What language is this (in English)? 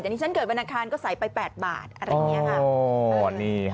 Thai